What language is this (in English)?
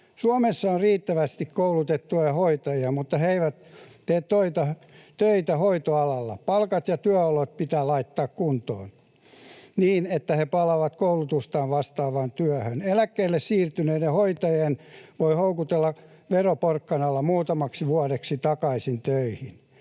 Finnish